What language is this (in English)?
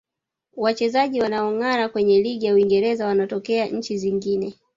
Swahili